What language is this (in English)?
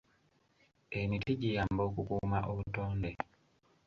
Ganda